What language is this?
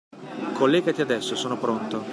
Italian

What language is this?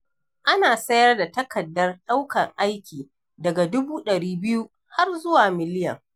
Hausa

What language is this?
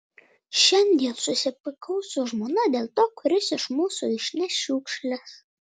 Lithuanian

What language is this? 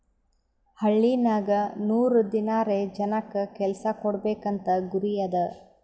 Kannada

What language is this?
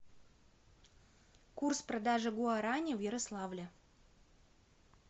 Russian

